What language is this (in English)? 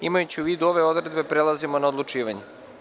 Serbian